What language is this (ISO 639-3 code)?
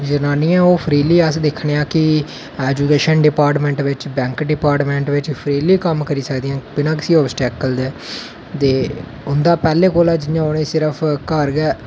doi